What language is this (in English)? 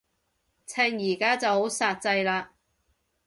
Cantonese